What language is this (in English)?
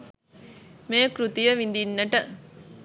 Sinhala